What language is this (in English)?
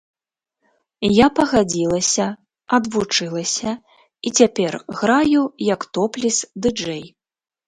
Belarusian